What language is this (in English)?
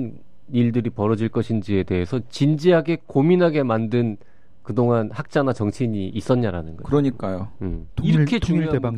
Korean